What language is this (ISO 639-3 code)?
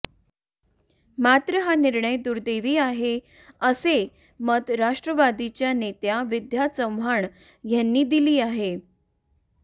mar